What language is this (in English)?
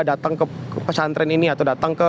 Indonesian